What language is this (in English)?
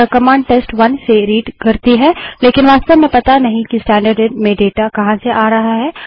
Hindi